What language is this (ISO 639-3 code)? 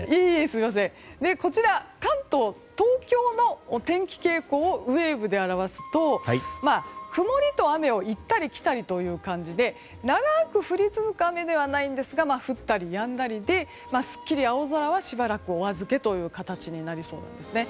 jpn